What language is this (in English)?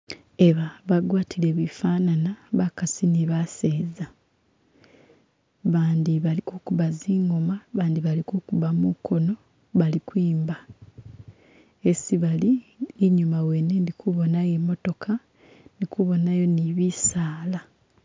Masaaba